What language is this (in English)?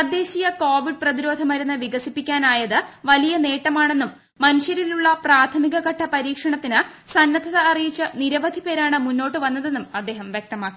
Malayalam